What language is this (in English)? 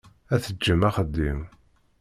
Kabyle